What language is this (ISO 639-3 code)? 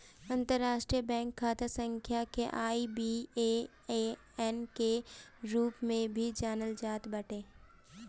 bho